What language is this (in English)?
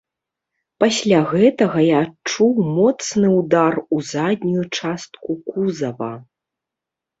Belarusian